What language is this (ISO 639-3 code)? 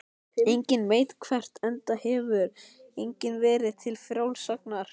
isl